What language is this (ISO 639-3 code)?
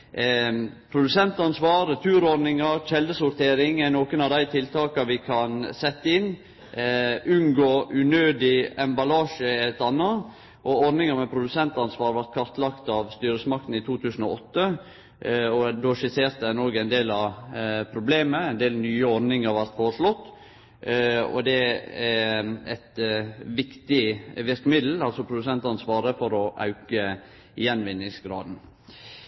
nno